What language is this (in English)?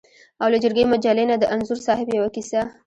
Pashto